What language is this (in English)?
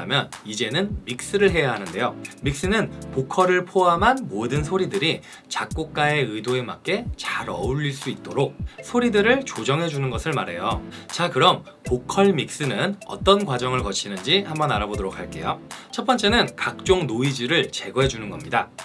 Korean